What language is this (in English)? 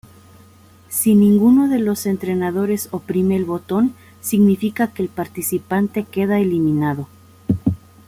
Spanish